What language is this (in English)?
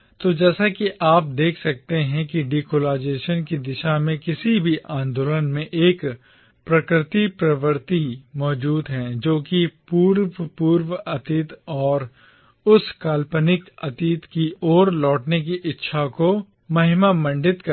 Hindi